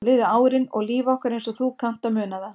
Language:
Icelandic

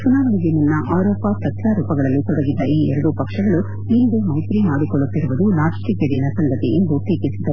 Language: Kannada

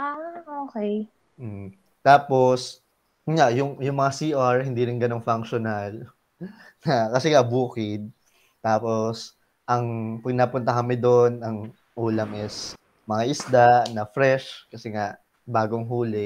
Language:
Filipino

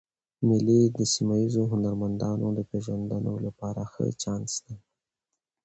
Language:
Pashto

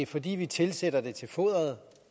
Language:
Danish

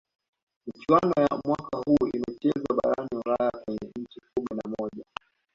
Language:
Swahili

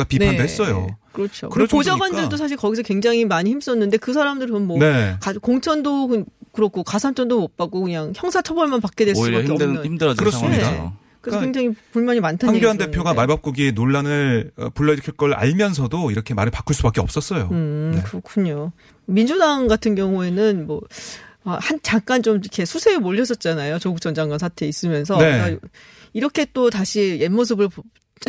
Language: Korean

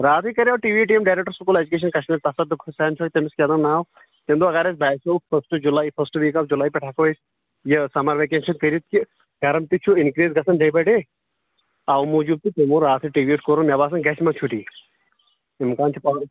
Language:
Kashmiri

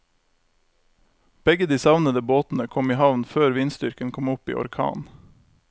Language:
Norwegian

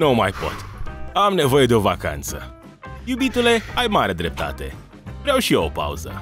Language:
Romanian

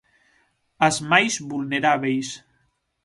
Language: Galician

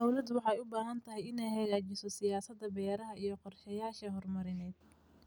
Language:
Somali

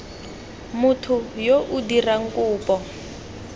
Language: Tswana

